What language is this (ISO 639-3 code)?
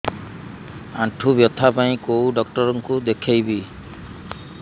ori